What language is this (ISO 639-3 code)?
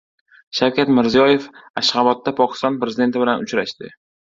uzb